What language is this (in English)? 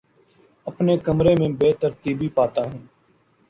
Urdu